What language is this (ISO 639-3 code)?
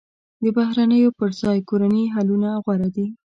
pus